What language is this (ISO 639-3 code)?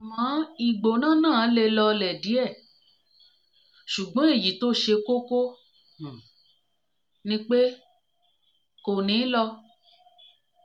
yor